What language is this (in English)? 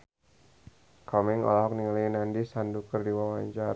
Sundanese